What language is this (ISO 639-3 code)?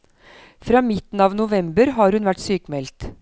nor